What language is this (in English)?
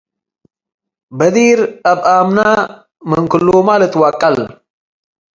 Tigre